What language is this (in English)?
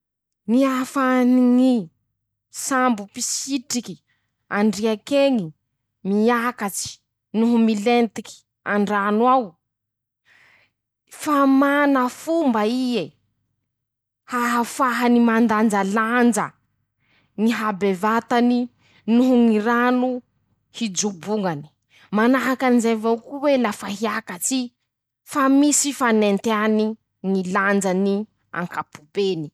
Masikoro Malagasy